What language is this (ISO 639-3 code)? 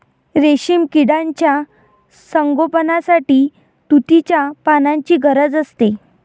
mar